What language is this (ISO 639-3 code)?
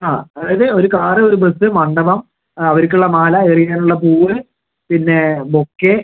mal